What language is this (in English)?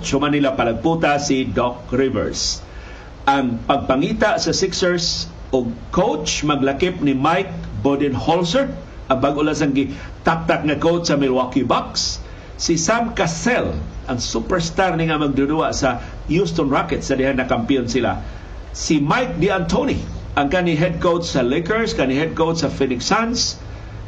Filipino